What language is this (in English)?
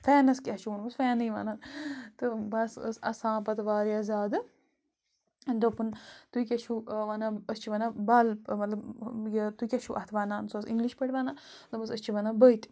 Kashmiri